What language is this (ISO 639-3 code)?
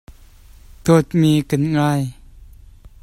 cnh